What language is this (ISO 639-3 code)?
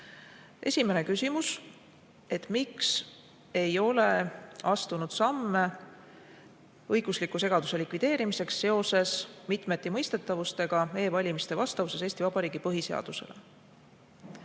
est